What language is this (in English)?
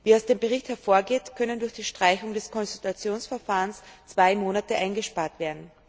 German